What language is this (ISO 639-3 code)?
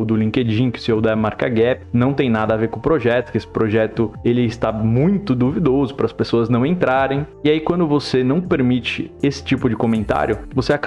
por